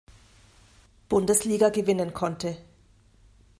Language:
German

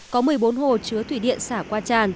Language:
Vietnamese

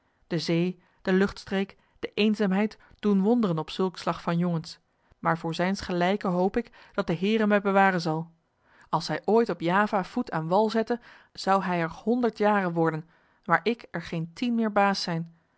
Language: Dutch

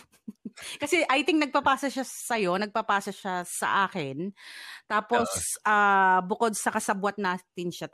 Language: Filipino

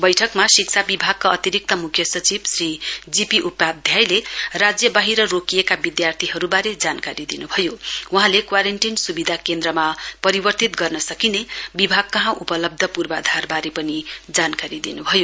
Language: Nepali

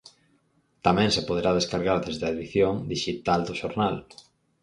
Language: Galician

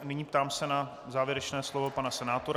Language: Czech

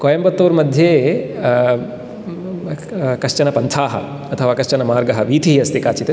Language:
Sanskrit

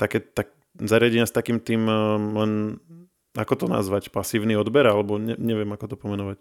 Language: Slovak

